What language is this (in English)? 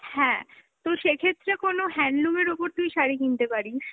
Bangla